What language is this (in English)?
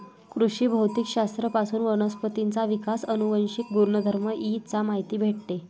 Marathi